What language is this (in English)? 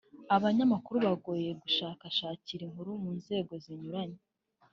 Kinyarwanda